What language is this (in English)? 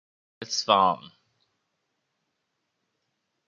Persian